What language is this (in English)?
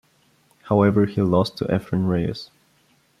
English